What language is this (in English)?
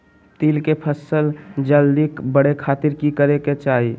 Magahi